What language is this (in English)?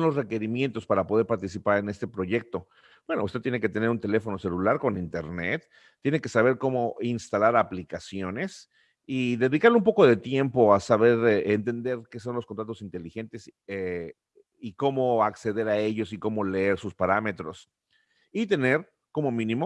Spanish